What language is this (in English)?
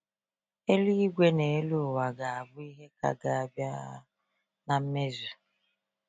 Igbo